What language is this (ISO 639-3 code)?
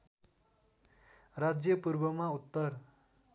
nep